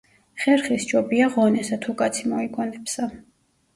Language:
Georgian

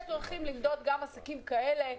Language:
Hebrew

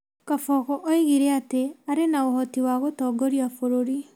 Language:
Kikuyu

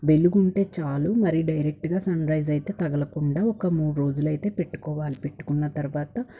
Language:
Telugu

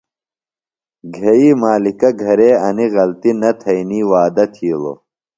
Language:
Phalura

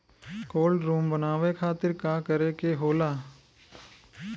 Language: Bhojpuri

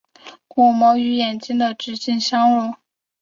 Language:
Chinese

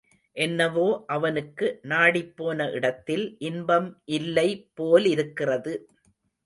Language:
Tamil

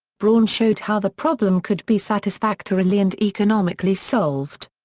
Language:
English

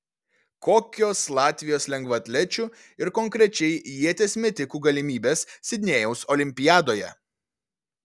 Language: Lithuanian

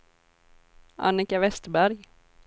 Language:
Swedish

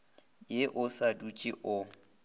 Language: Northern Sotho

